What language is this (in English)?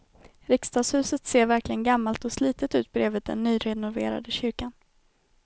Swedish